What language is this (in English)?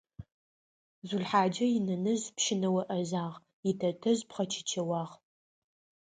Adyghe